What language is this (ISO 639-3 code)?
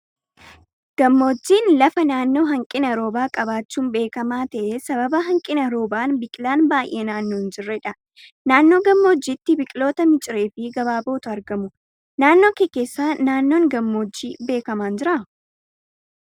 orm